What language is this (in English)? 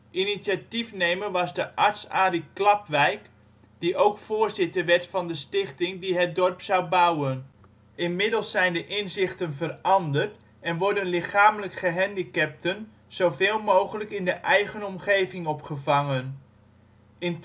Dutch